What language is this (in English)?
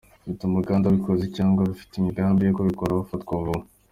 Kinyarwanda